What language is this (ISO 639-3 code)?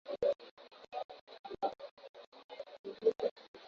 swa